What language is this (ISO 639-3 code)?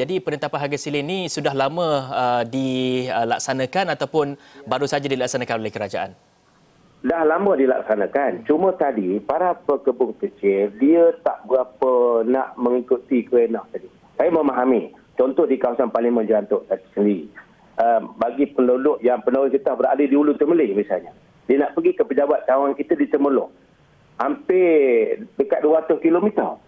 msa